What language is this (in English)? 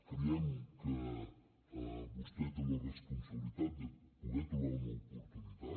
Catalan